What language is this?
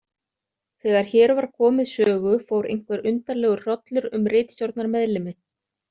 Icelandic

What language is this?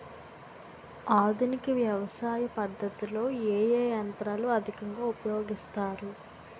Telugu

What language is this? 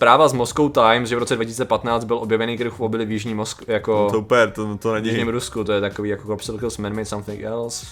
Czech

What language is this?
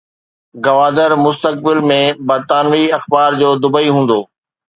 Sindhi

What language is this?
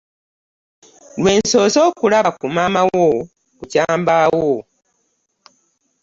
Ganda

